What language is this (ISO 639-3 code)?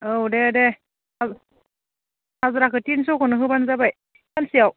brx